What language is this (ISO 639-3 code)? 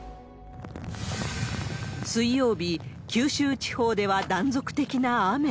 jpn